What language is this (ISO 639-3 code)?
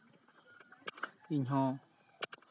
sat